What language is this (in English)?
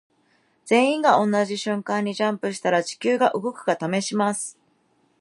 Japanese